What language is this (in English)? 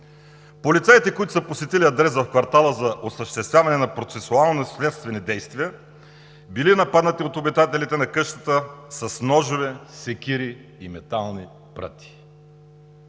Bulgarian